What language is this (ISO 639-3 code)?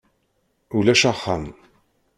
kab